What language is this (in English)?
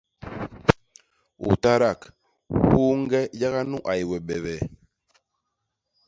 Basaa